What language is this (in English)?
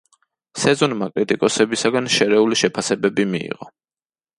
Georgian